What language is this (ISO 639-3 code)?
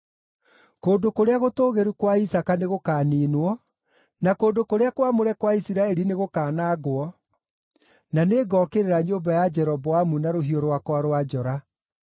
kik